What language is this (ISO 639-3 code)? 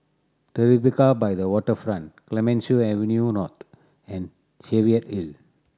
eng